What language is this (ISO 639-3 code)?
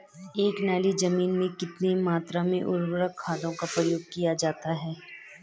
hin